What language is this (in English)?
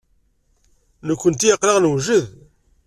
Kabyle